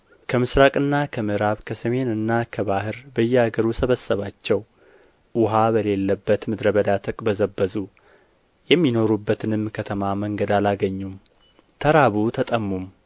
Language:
Amharic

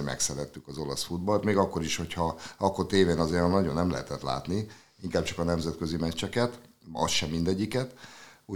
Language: Hungarian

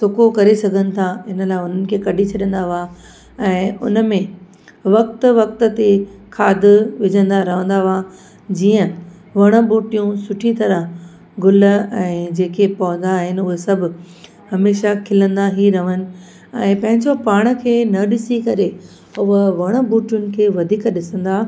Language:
Sindhi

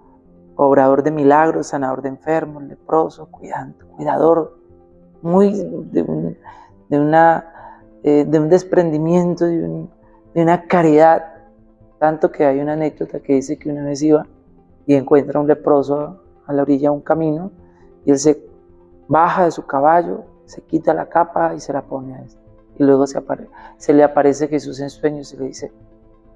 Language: Spanish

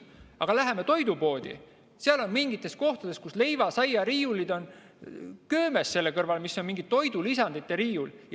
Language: Estonian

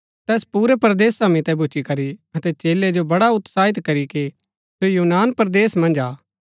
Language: Gaddi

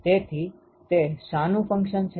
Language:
Gujarati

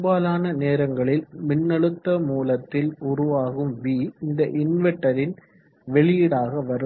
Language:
Tamil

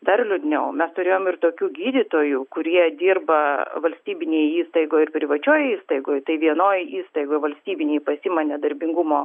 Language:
Lithuanian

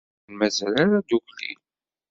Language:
Kabyle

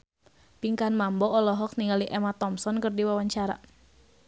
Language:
Sundanese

